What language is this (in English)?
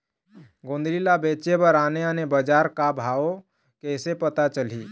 Chhattisgarhi